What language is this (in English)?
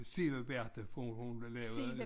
Danish